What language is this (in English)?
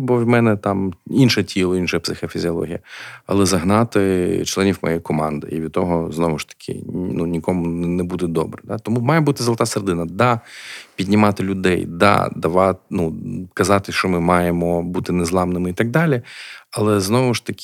Ukrainian